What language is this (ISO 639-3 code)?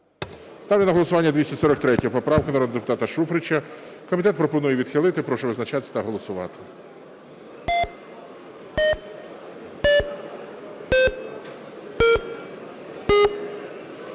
ukr